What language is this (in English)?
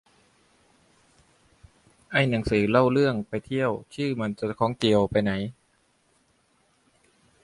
Thai